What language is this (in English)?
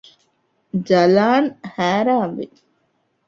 Divehi